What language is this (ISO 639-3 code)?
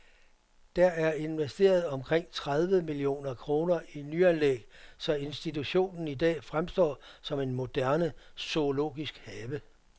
dan